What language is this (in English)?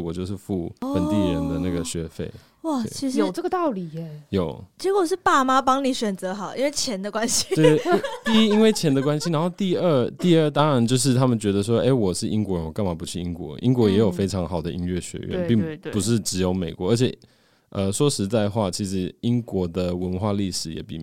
Chinese